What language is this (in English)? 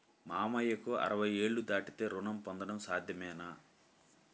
Telugu